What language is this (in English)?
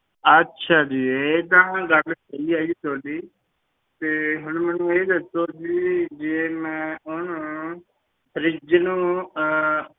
Punjabi